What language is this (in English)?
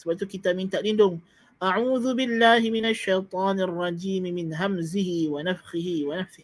Malay